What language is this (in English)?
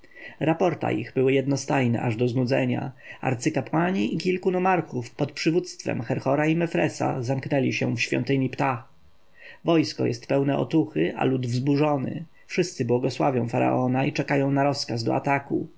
Polish